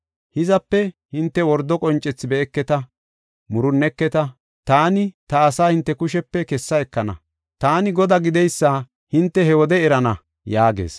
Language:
Gofa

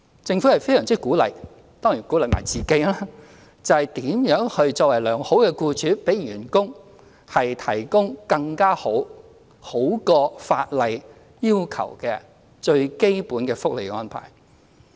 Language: Cantonese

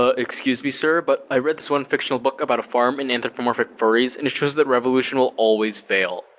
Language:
English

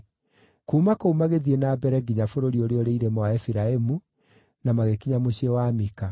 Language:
Kikuyu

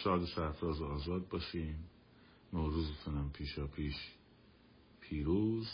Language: Persian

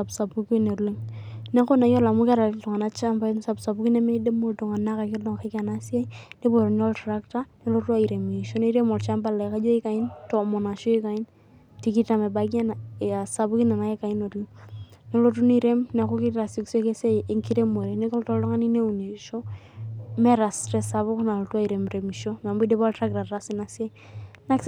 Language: Masai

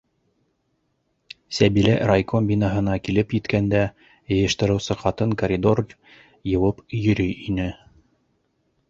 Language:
Bashkir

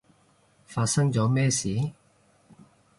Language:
Cantonese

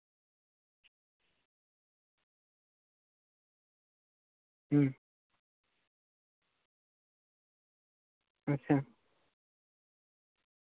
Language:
Santali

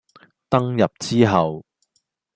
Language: Cantonese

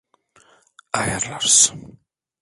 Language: Turkish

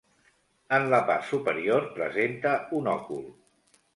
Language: Catalan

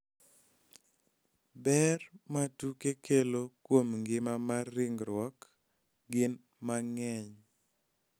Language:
Luo (Kenya and Tanzania)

